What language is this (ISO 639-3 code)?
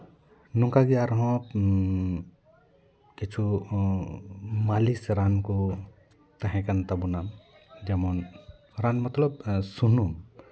sat